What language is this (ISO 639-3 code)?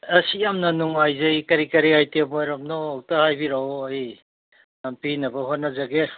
mni